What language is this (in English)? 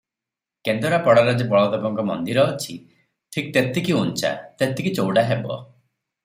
Odia